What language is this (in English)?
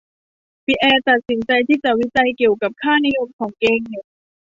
Thai